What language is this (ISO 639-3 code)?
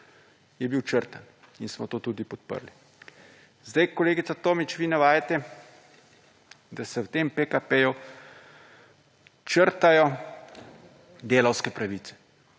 slv